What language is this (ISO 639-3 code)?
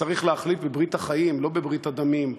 heb